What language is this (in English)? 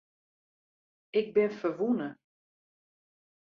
Western Frisian